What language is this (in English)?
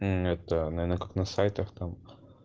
Russian